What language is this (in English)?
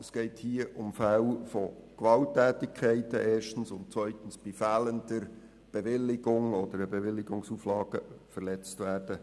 Swiss German